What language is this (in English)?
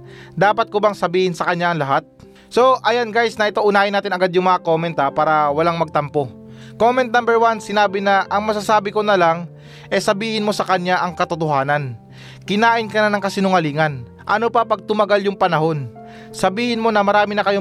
Filipino